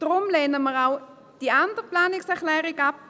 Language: Swiss German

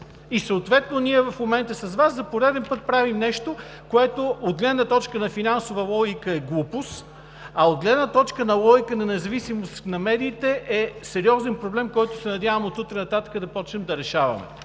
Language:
Bulgarian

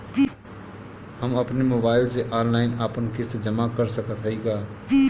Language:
Bhojpuri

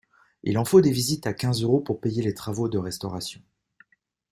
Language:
French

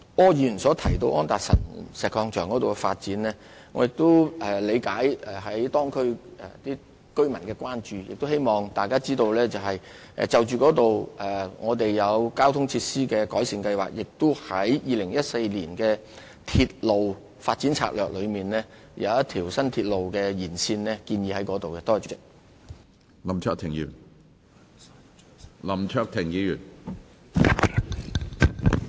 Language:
Cantonese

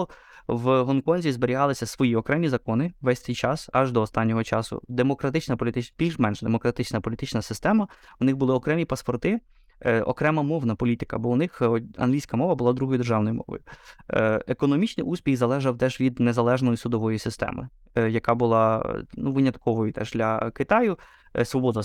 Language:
Ukrainian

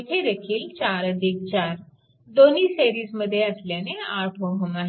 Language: Marathi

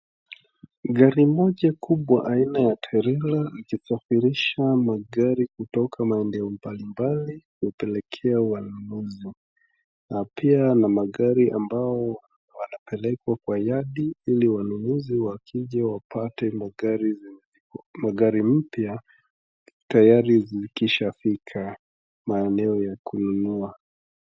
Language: Swahili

